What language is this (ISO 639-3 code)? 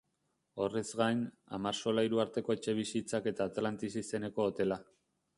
eus